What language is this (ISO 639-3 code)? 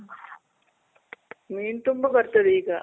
kan